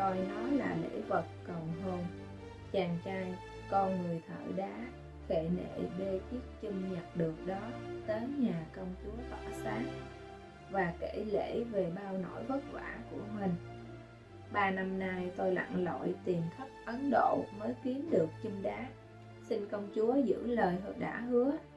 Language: Vietnamese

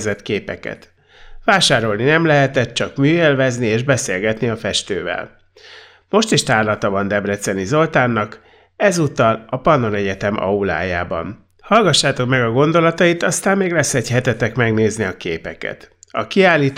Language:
Hungarian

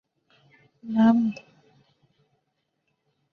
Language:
Chinese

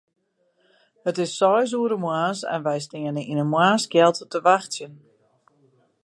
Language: Western Frisian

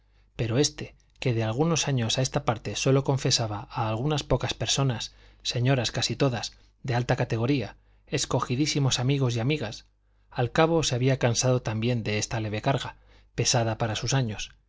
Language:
Spanish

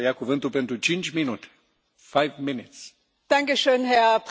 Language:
German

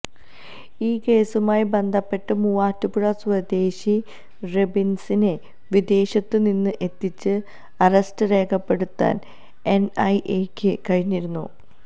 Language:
Malayalam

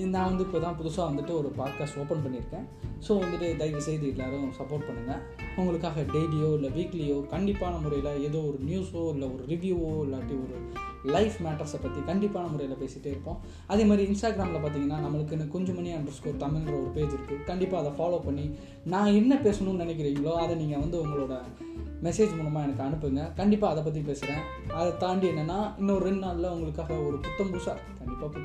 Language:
Tamil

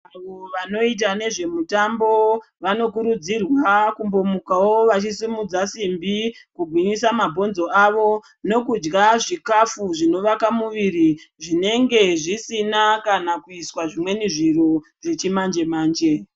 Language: Ndau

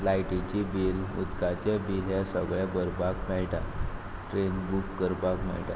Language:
Konkani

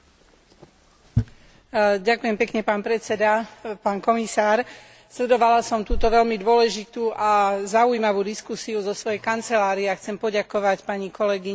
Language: Slovak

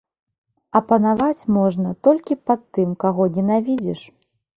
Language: Belarusian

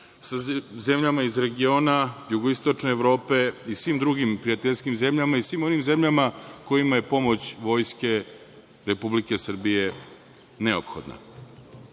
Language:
Serbian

